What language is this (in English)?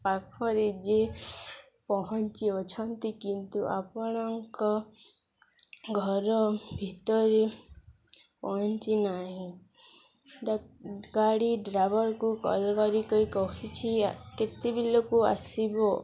Odia